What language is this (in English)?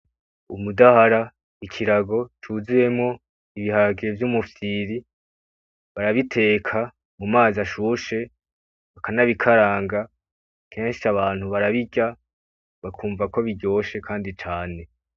Rundi